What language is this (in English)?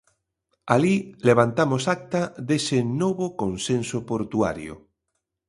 Galician